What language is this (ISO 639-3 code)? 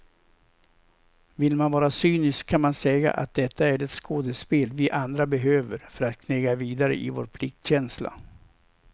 swe